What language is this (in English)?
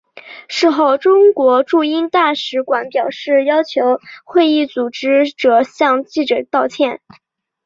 Chinese